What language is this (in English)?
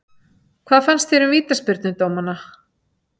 Icelandic